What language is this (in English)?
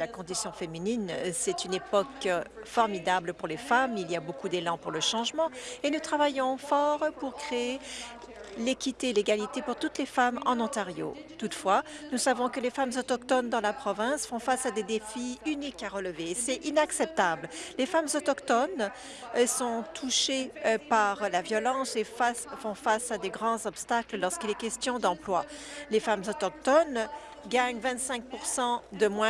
French